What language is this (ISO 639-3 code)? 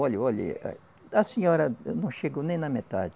por